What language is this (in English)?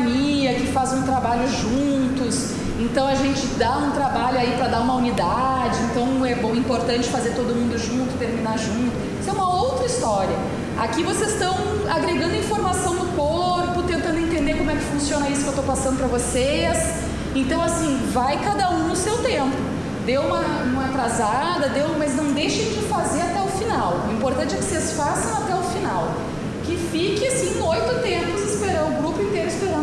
Portuguese